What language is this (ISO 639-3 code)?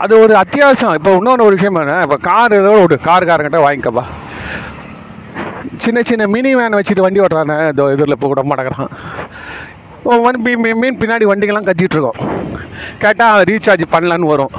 tam